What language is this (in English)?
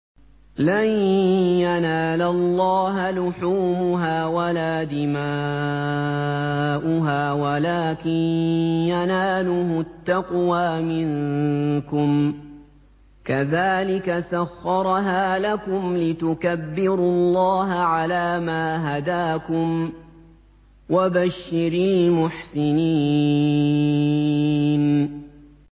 Arabic